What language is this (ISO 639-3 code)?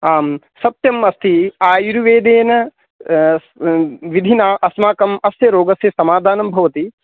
san